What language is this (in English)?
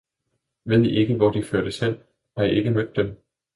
Danish